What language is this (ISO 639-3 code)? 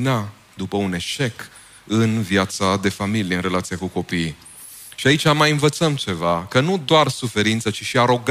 ron